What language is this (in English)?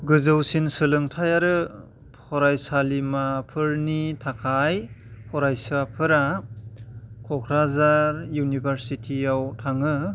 Bodo